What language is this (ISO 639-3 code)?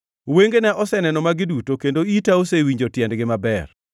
luo